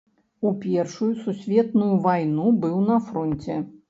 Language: Belarusian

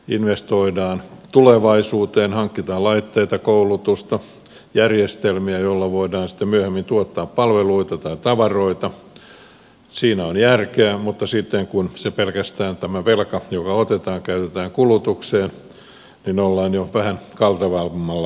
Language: Finnish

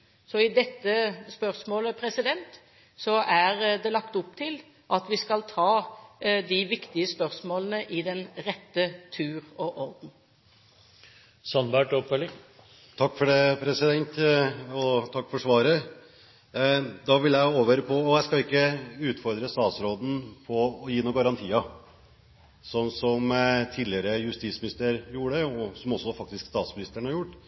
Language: Norwegian Bokmål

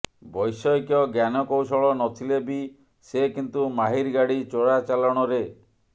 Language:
Odia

